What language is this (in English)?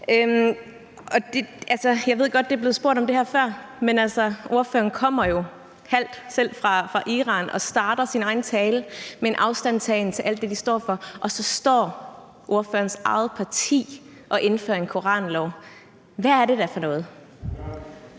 Danish